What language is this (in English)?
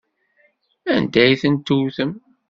Kabyle